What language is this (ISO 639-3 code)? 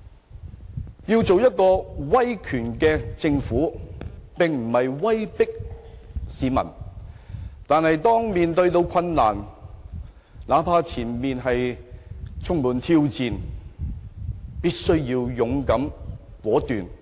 yue